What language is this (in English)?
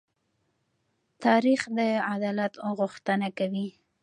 Pashto